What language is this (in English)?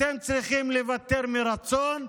Hebrew